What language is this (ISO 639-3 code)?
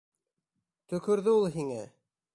bak